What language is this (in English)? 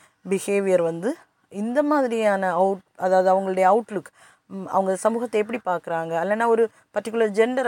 Tamil